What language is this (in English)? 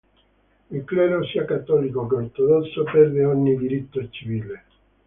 Italian